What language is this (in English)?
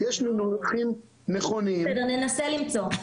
Hebrew